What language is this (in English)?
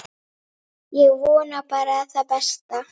Icelandic